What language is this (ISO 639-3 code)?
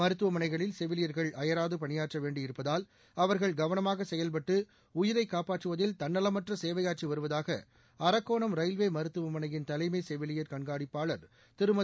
tam